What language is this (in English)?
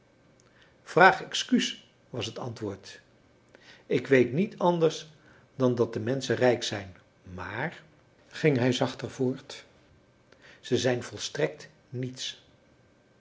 Dutch